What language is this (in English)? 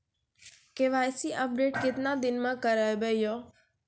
Maithili